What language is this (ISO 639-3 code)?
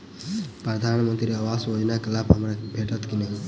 mai